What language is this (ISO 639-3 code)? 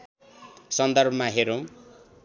nep